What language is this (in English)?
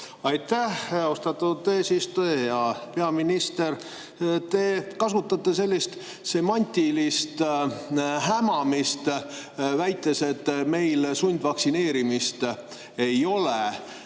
Estonian